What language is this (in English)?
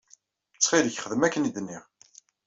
Kabyle